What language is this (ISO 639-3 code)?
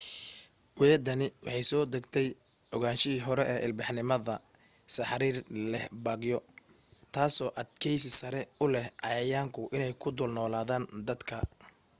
som